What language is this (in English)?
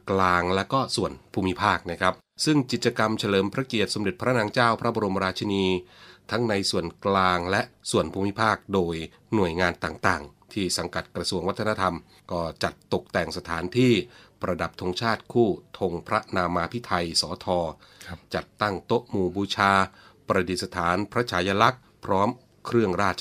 Thai